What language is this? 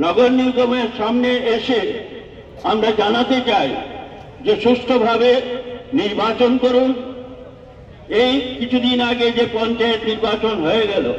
Romanian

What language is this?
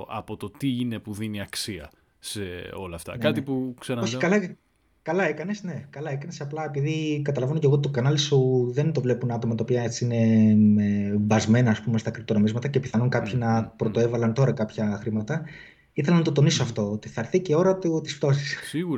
Greek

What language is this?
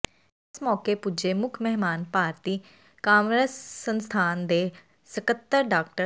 Punjabi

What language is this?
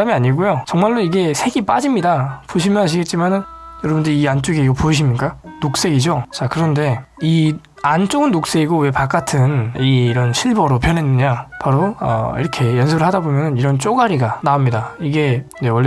Korean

